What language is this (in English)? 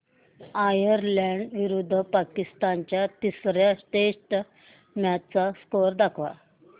Marathi